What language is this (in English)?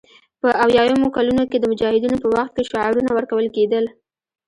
Pashto